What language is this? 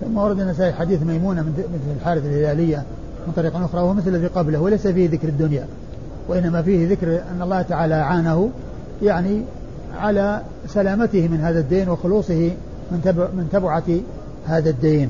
Arabic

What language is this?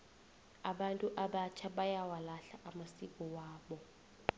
South Ndebele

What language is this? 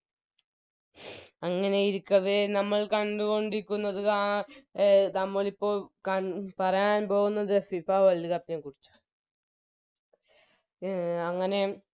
Malayalam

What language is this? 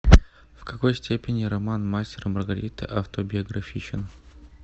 Russian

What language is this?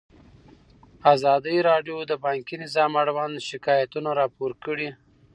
Pashto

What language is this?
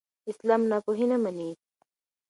Pashto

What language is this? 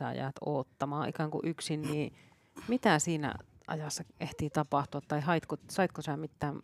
Finnish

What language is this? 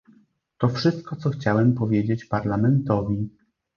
Polish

